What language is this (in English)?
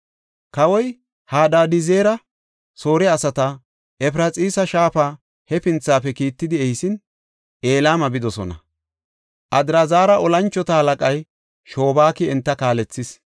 Gofa